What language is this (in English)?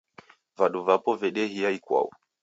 Taita